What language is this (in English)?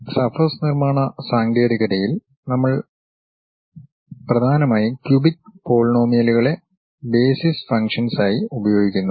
Malayalam